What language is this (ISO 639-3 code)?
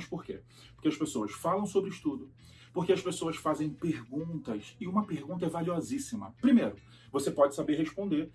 por